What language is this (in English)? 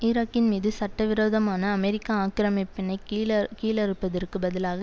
Tamil